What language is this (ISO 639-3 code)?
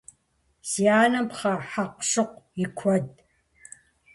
kbd